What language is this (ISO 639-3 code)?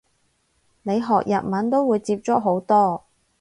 yue